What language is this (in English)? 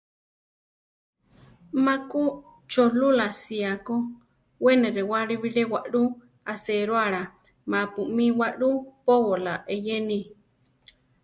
Central Tarahumara